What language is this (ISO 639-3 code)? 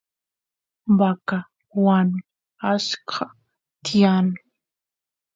qus